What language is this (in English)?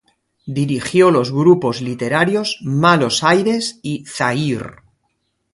Spanish